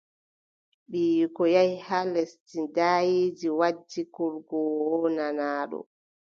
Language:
Adamawa Fulfulde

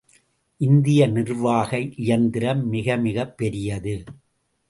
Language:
Tamil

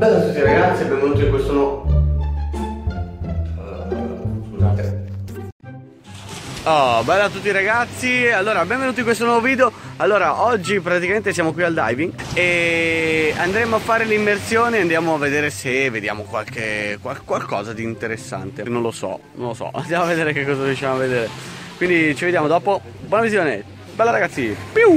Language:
Italian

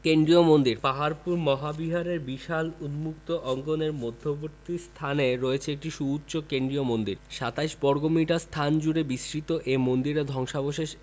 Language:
Bangla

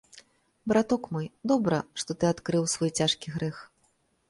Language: Belarusian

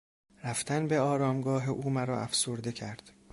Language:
Persian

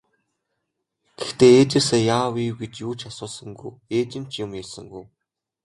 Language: Mongolian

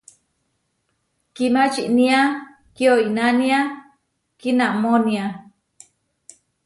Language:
Huarijio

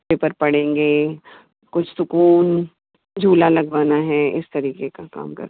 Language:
Hindi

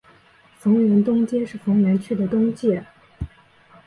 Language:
Chinese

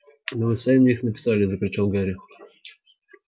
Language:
Russian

